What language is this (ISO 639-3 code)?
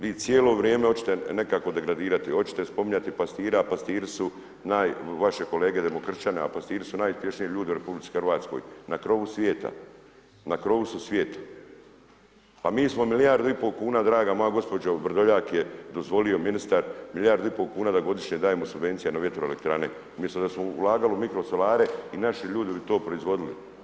hrv